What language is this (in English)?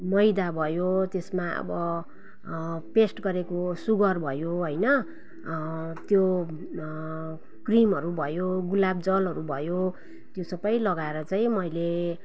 Nepali